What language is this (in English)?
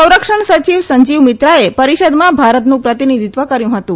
Gujarati